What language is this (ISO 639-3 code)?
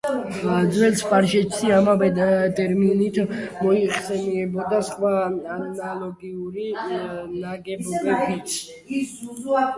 kat